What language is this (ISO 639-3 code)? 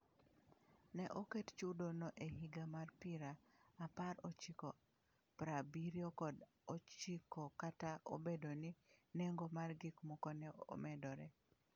luo